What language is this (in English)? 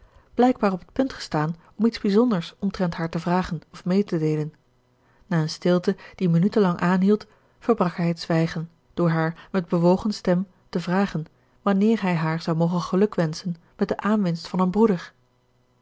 Dutch